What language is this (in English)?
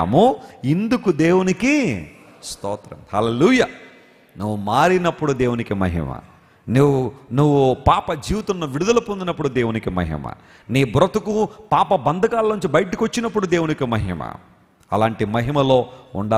Telugu